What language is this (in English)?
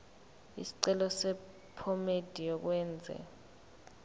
Zulu